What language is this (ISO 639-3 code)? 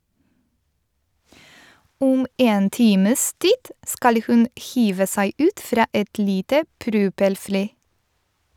nor